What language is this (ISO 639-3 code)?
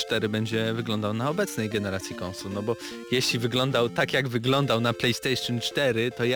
pol